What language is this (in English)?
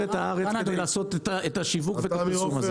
Hebrew